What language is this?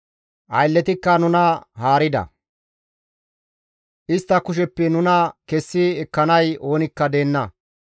Gamo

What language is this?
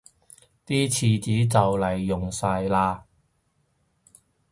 Cantonese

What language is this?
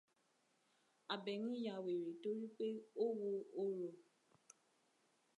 Yoruba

